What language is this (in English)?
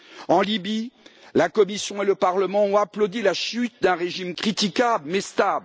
French